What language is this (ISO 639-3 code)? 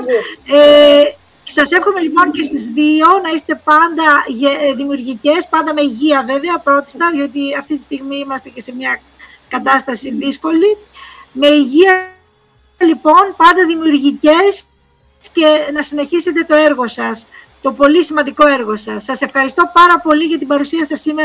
ell